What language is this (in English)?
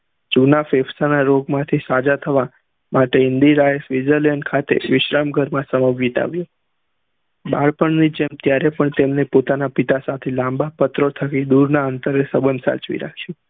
Gujarati